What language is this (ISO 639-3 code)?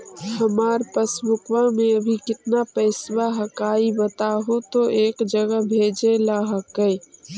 mag